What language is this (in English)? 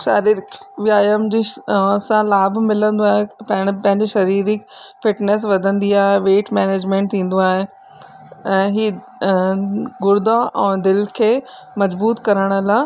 Sindhi